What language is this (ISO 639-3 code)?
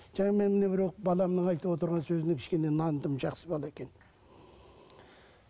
kaz